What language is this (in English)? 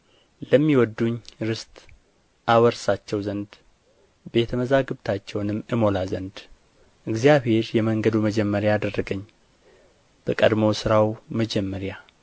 Amharic